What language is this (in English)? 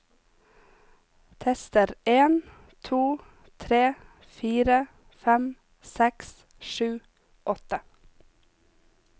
Norwegian